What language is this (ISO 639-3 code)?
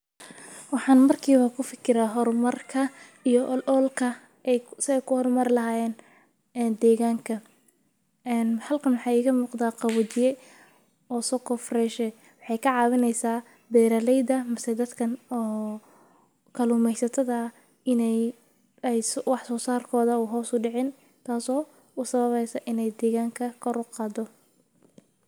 som